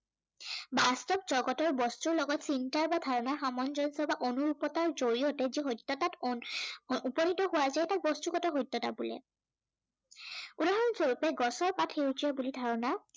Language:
Assamese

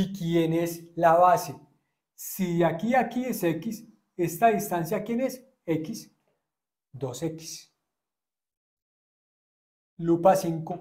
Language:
Spanish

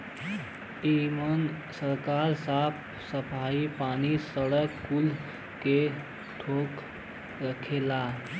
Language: Bhojpuri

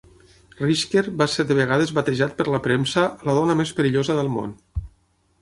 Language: Catalan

